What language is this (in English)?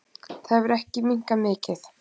Icelandic